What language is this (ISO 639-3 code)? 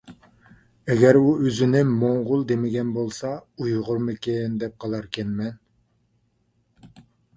uig